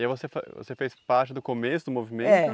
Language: Portuguese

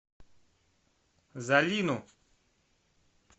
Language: Russian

